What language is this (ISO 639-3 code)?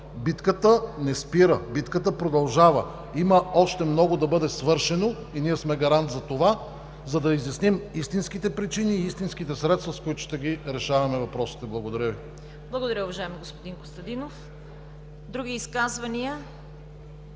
bul